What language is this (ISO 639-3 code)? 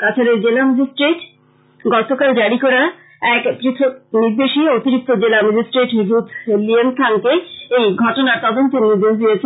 ben